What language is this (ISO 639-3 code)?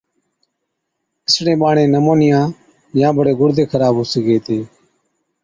odk